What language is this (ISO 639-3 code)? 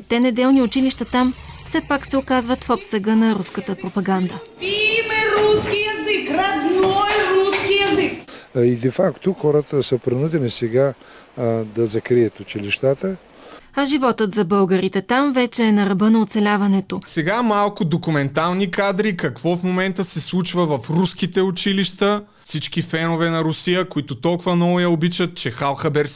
bul